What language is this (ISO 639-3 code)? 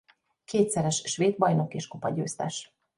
hun